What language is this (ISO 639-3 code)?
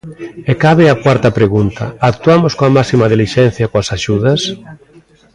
glg